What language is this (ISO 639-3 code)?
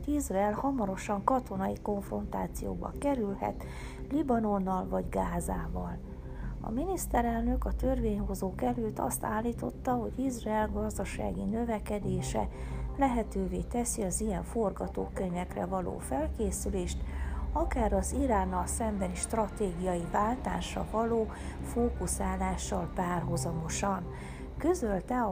hun